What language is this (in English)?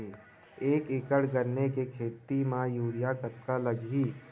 Chhattisgarhi